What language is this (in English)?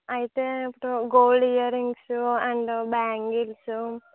Telugu